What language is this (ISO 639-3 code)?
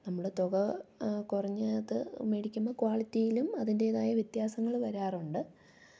mal